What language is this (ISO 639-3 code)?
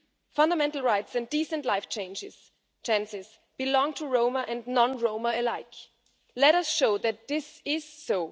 eng